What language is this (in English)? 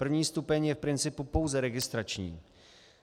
Czech